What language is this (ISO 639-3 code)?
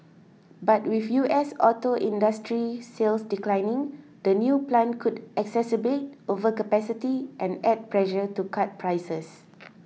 eng